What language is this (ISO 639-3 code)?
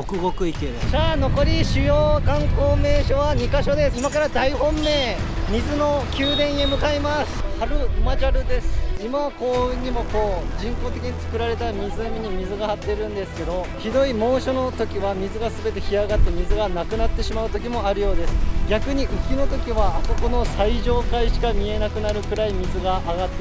jpn